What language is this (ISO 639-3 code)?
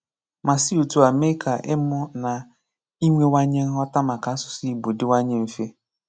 ibo